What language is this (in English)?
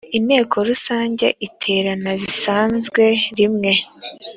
Kinyarwanda